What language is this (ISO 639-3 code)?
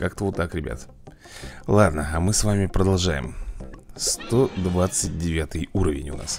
rus